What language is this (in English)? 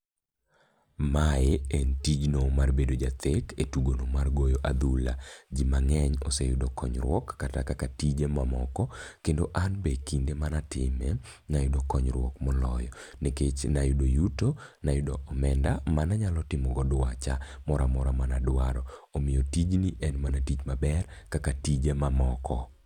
Luo (Kenya and Tanzania)